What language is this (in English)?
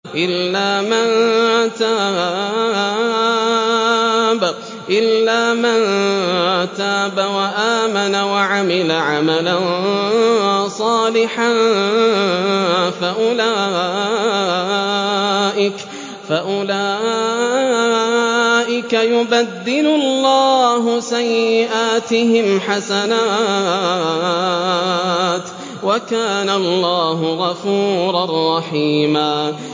Arabic